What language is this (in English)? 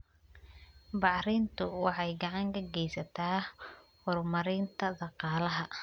Somali